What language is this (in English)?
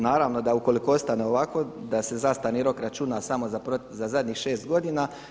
Croatian